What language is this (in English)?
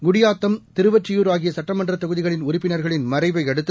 Tamil